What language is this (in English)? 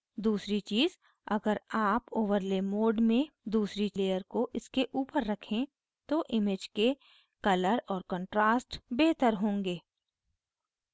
Hindi